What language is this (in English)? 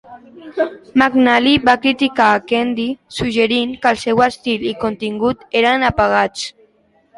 Catalan